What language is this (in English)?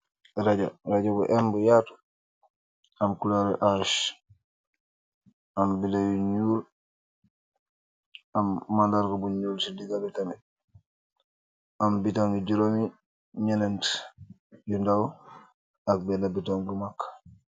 Wolof